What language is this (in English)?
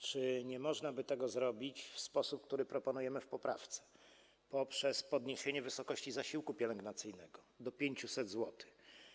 Polish